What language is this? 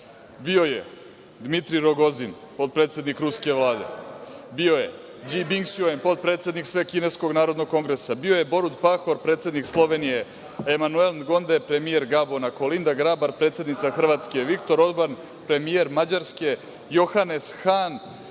Serbian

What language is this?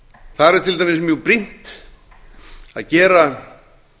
Icelandic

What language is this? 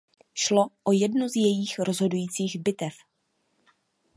Czech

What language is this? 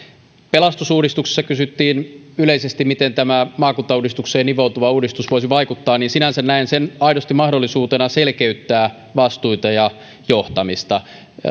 Finnish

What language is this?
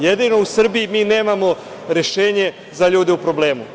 Serbian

